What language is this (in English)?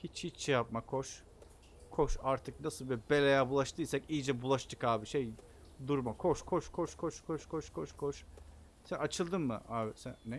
Turkish